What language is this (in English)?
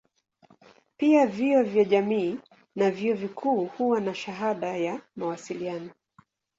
Swahili